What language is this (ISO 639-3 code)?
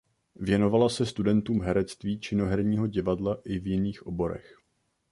ces